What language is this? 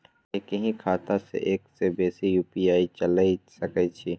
Maithili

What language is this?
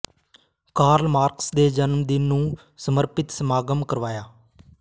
Punjabi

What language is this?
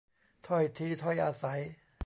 Thai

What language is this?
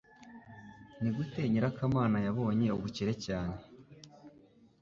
Kinyarwanda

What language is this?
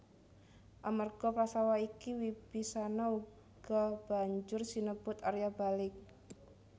Javanese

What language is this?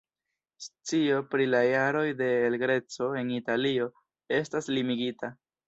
Esperanto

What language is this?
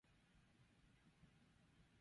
Basque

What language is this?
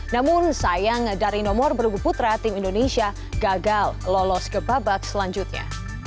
Indonesian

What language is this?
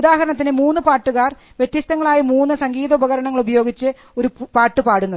Malayalam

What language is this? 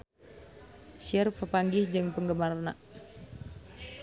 Sundanese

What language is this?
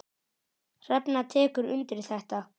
Icelandic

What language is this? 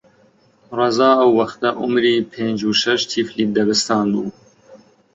Central Kurdish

